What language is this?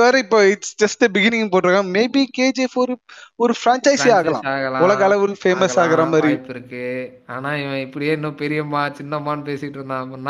Tamil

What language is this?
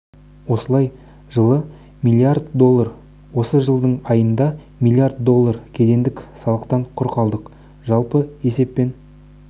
Kazakh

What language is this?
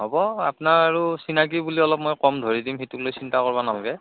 Assamese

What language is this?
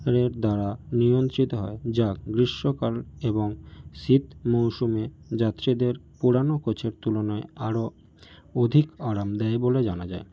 Bangla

